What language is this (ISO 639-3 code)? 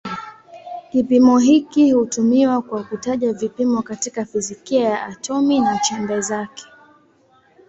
swa